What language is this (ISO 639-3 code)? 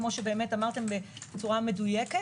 heb